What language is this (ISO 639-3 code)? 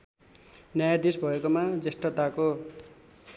nep